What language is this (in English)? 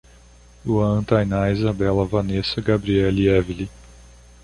Portuguese